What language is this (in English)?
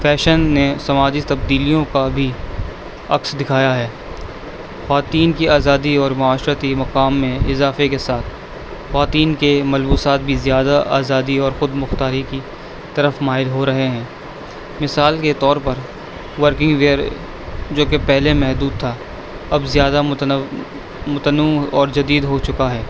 Urdu